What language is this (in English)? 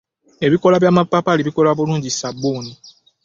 Ganda